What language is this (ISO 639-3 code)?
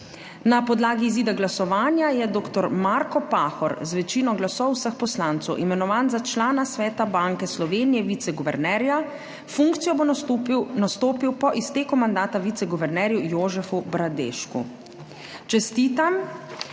slv